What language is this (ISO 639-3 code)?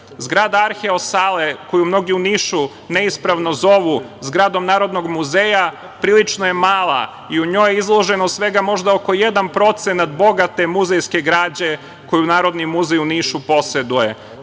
srp